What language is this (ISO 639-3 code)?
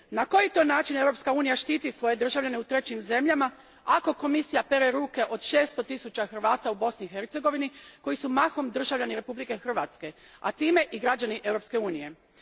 hrv